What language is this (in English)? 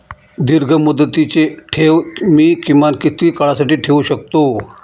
Marathi